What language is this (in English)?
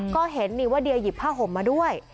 Thai